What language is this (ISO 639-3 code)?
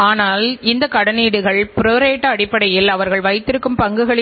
tam